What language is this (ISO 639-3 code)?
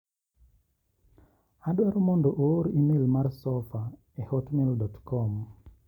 luo